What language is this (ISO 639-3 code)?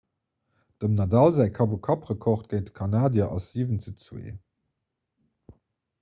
ltz